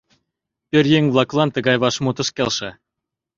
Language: Mari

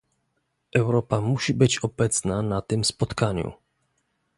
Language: Polish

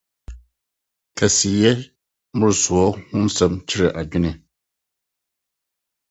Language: Akan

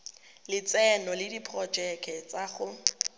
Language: Tswana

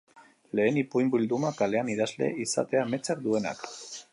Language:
Basque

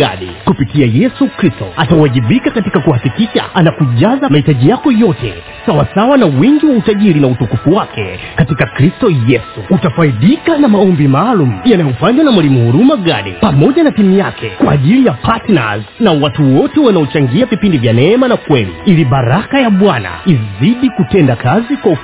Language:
Swahili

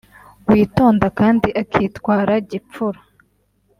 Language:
Kinyarwanda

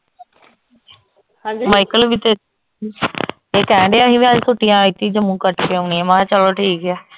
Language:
Punjabi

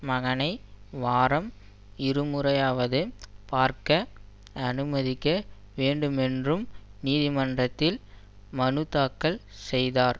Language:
Tamil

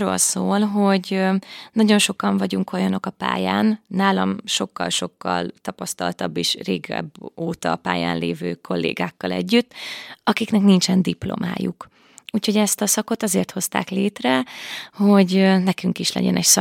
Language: Hungarian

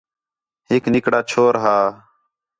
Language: Khetrani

